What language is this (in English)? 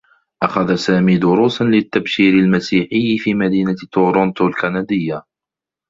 Arabic